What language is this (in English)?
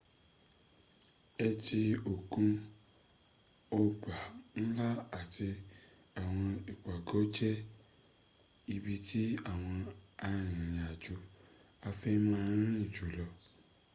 Yoruba